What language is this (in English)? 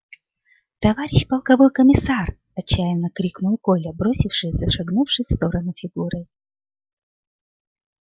Russian